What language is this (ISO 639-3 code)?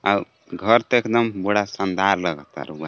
bho